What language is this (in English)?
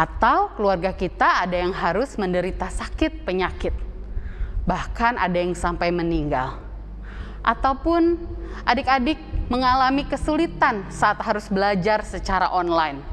Indonesian